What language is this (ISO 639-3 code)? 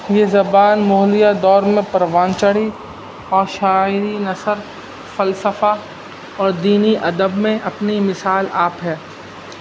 urd